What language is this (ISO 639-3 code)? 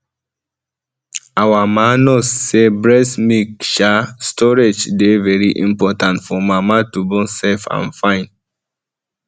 pcm